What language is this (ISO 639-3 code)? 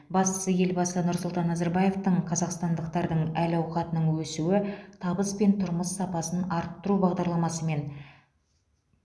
kaz